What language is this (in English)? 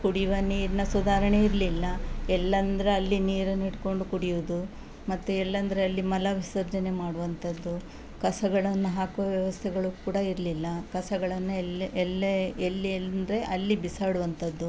Kannada